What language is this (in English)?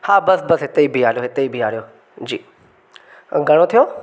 Sindhi